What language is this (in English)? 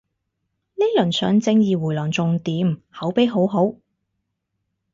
Cantonese